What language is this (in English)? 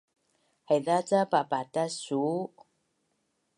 Bunun